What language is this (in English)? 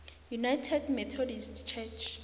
South Ndebele